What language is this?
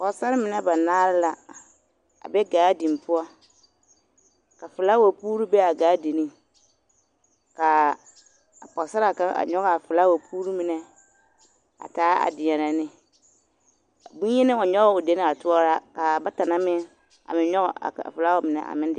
Southern Dagaare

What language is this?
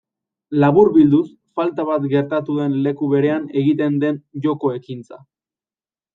Basque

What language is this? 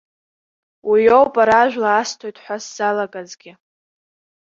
Abkhazian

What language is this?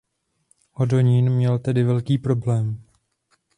Czech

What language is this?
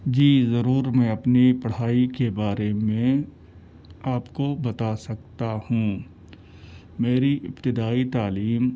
Urdu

